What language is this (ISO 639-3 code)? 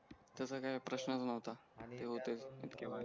mar